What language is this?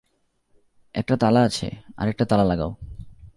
Bangla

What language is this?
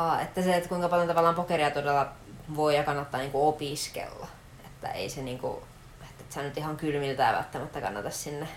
Finnish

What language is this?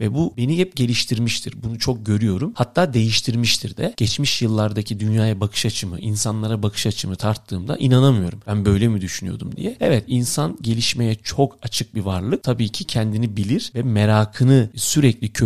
Turkish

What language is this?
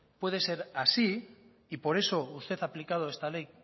Spanish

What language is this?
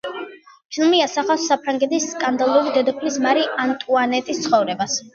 Georgian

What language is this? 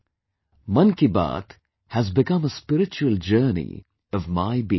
English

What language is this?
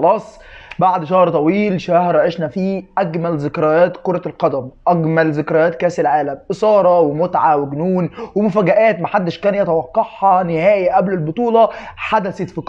Arabic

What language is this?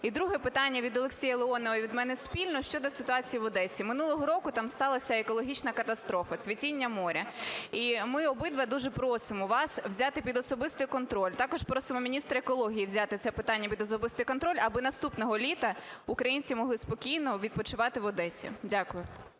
Ukrainian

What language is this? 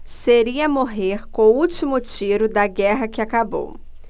Portuguese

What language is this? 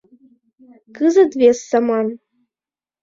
Mari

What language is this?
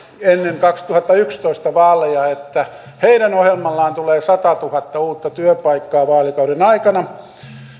Finnish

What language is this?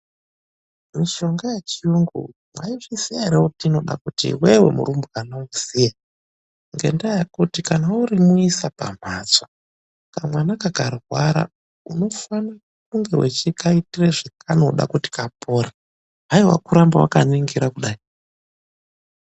Ndau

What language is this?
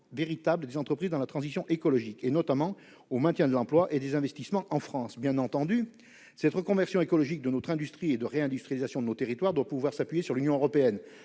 French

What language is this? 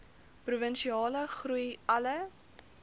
Afrikaans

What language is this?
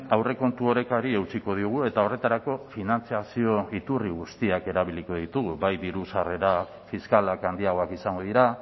Basque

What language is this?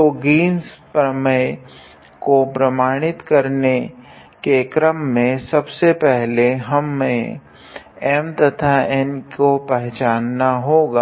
Hindi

